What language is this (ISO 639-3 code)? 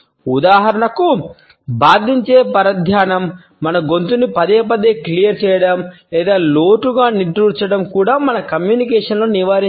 tel